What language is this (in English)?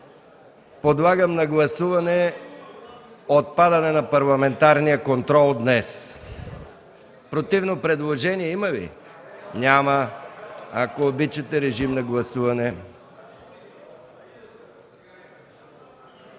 Bulgarian